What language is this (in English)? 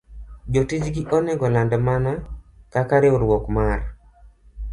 Luo (Kenya and Tanzania)